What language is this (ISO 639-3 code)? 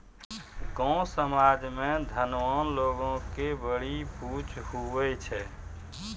mai